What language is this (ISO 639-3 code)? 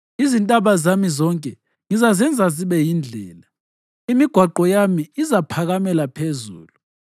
nde